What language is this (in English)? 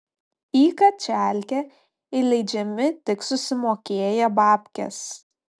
Lithuanian